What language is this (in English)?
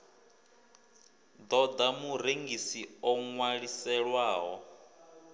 Venda